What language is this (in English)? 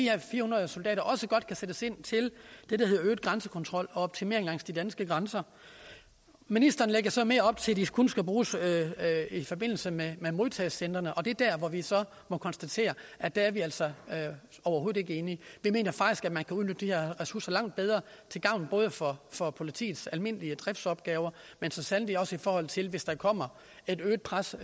Danish